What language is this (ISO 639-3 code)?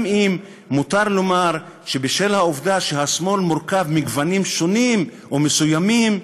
heb